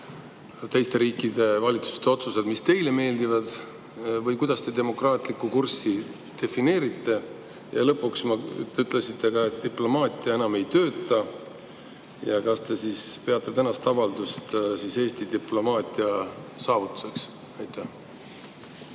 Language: Estonian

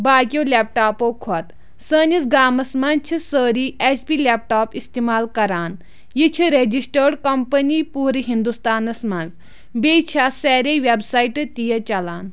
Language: Kashmiri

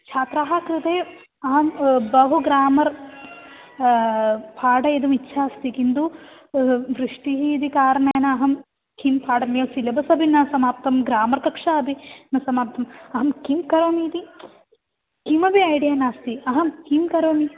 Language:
Sanskrit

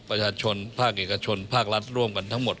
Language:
Thai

